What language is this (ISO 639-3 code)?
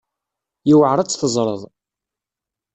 kab